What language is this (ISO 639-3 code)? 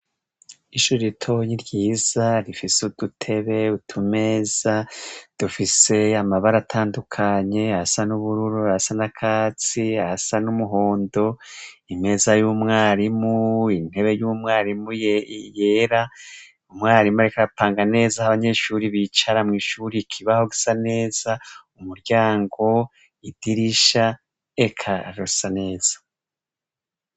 run